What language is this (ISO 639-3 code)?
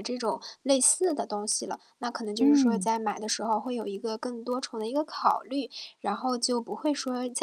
zho